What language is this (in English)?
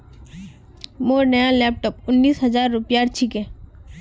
Magahi